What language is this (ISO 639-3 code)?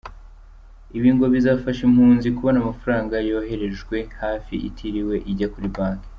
kin